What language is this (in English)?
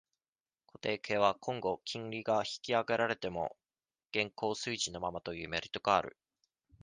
Japanese